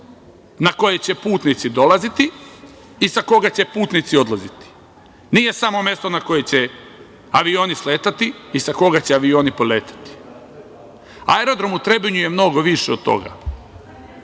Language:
Serbian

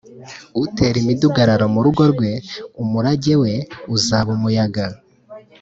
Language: Kinyarwanda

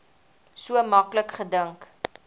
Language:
Afrikaans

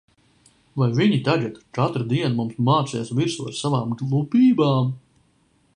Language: Latvian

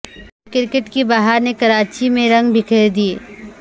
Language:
Urdu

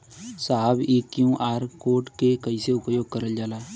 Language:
Bhojpuri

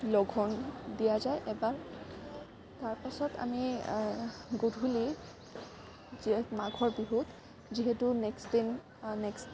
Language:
Assamese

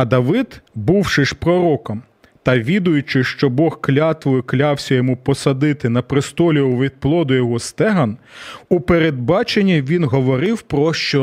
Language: Ukrainian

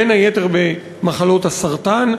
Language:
Hebrew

